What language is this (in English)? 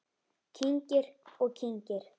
Icelandic